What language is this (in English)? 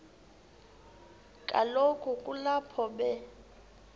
Xhosa